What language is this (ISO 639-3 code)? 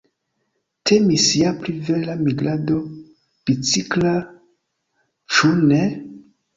epo